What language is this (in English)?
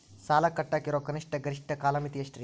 Kannada